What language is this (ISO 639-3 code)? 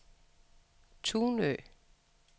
dan